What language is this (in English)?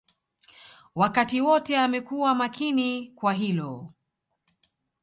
Swahili